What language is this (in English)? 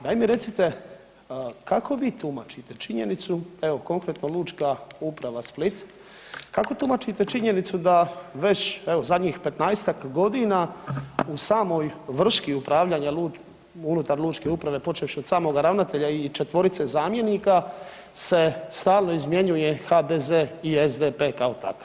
Croatian